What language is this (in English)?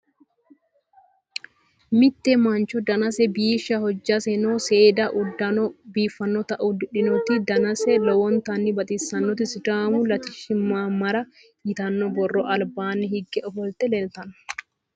Sidamo